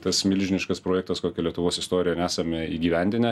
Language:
Lithuanian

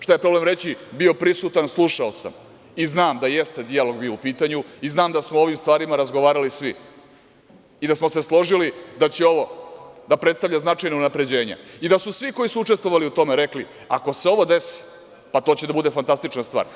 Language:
Serbian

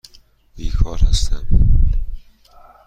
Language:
Persian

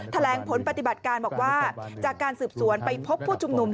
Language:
Thai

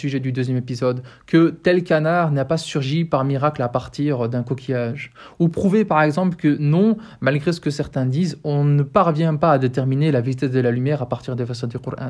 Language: French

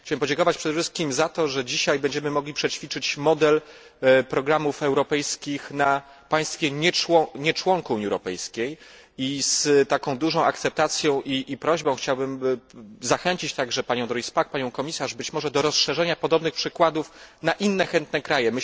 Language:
Polish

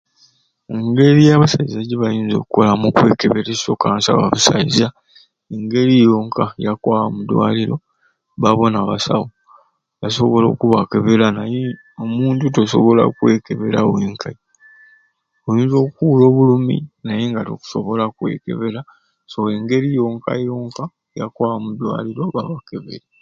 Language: Ruuli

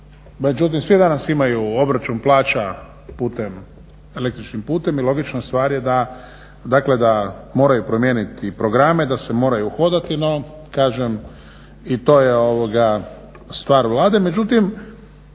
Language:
Croatian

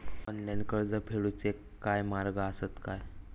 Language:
Marathi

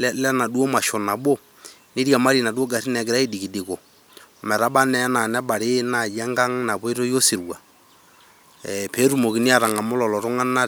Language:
Masai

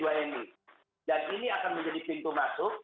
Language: Indonesian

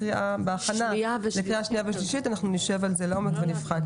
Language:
Hebrew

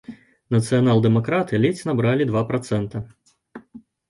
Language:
Belarusian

